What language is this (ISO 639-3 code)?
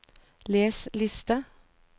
nor